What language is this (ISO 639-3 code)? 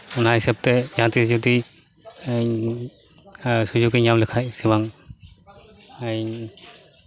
sat